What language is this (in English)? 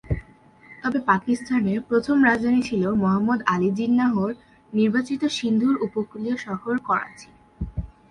Bangla